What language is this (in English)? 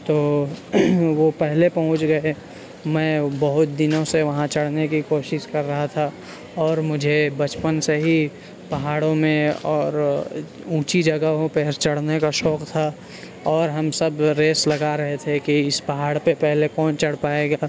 Urdu